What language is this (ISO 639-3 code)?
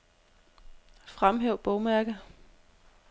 dan